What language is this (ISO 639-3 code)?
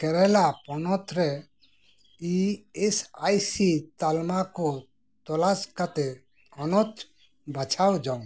sat